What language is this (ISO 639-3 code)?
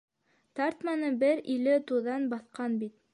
bak